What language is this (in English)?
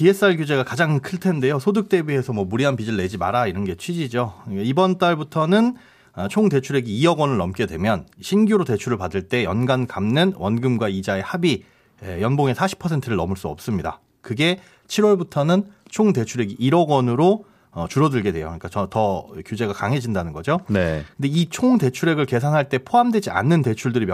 Korean